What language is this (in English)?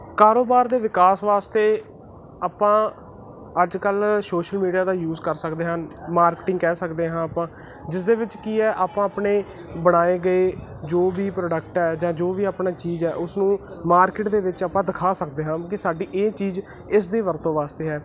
Punjabi